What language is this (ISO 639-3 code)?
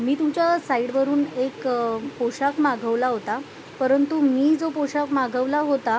mar